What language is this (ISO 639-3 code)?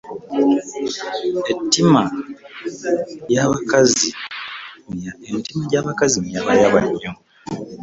lug